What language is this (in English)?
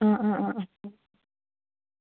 Manipuri